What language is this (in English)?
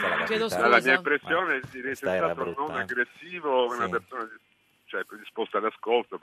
Italian